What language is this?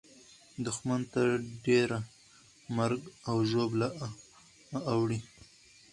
Pashto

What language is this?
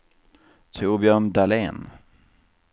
Swedish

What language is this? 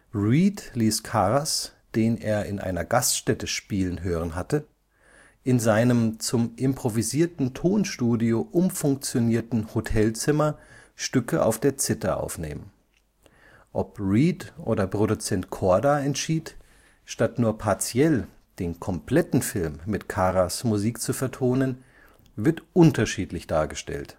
German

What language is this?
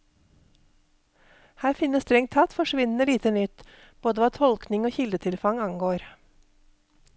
Norwegian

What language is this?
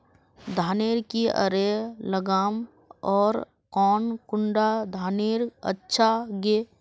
Magahi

